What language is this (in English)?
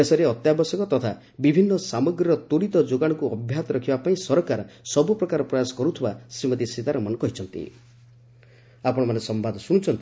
Odia